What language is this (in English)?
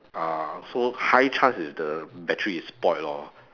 English